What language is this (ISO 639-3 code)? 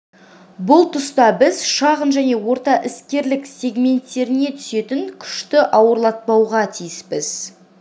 kaz